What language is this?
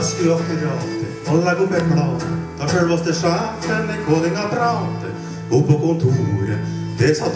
Norwegian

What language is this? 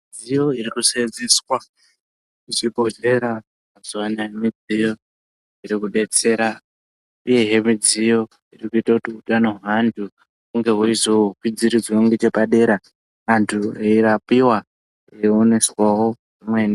Ndau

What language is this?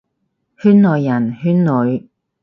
Cantonese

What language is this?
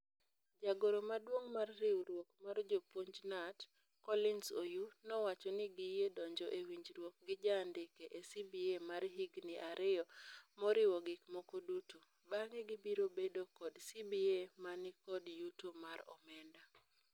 Luo (Kenya and Tanzania)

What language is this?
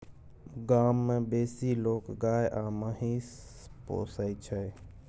Maithili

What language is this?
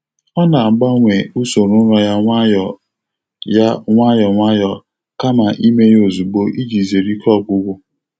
Igbo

